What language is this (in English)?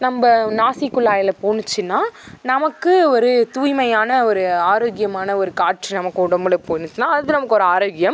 Tamil